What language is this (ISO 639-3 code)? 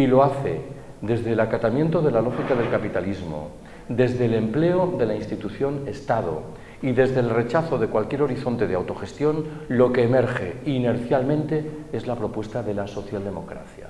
spa